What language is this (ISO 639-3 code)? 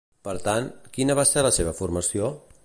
cat